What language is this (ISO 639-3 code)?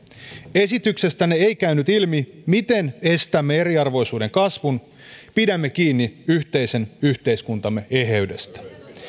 fin